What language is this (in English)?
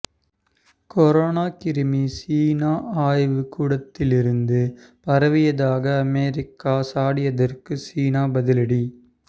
Tamil